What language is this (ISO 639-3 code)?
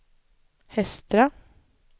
swe